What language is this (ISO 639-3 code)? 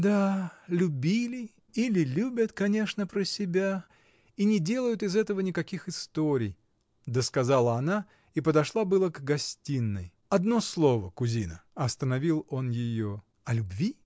rus